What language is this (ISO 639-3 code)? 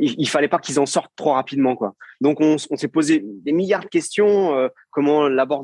fra